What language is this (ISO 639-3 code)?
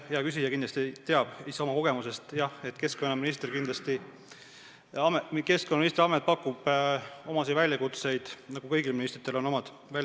est